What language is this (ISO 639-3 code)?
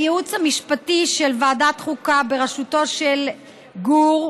heb